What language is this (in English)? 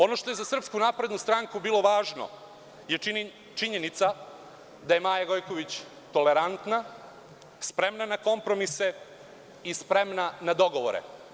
Serbian